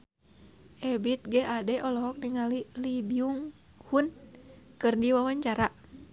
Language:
Sundanese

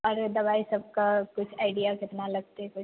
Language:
Maithili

